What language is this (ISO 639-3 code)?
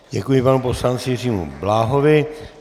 ces